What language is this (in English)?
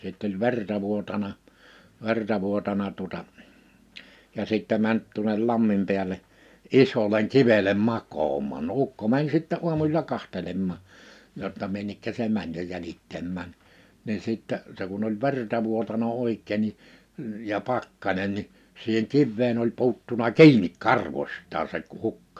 Finnish